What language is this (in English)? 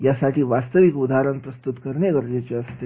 Marathi